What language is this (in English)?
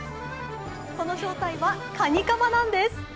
Japanese